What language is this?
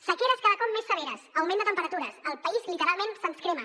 Catalan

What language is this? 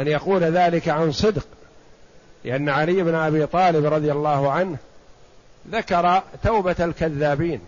Arabic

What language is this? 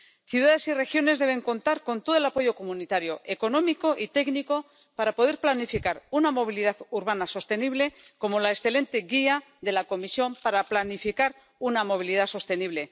Spanish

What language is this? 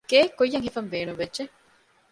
Divehi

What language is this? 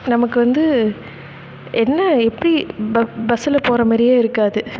Tamil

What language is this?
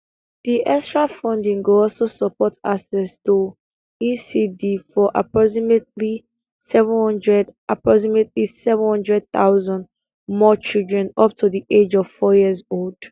Nigerian Pidgin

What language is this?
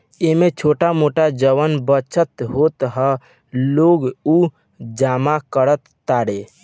Bhojpuri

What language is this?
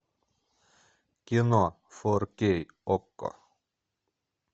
Russian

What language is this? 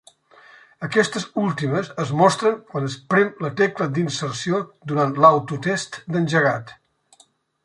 Catalan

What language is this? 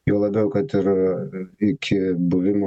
Lithuanian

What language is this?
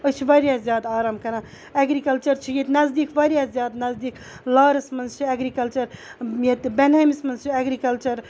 Kashmiri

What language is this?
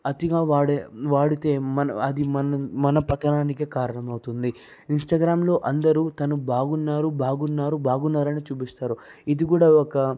Telugu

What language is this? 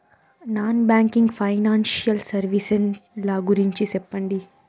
Telugu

